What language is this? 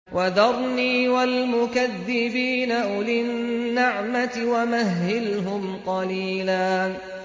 Arabic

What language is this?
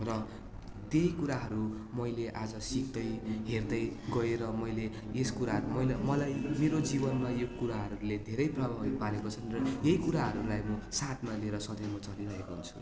Nepali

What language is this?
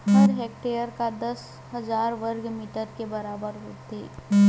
Chhattisgarhi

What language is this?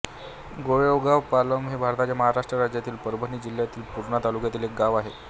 Marathi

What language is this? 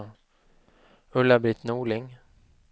Swedish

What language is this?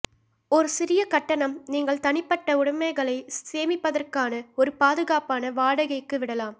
Tamil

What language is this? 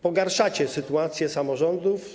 Polish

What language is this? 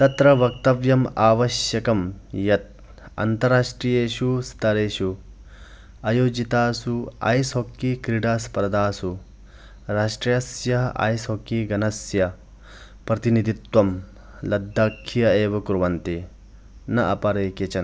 Sanskrit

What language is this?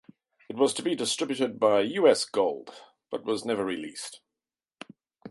English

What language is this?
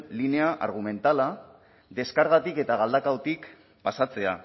Basque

